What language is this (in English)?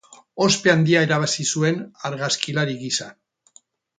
Basque